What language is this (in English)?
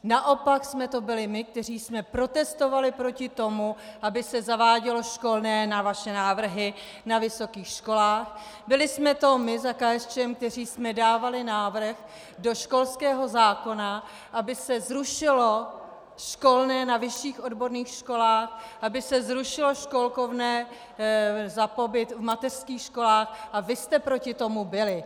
Czech